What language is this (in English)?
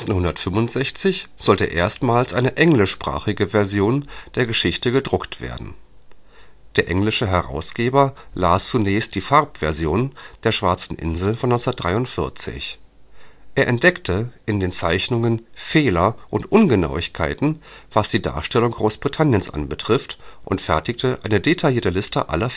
German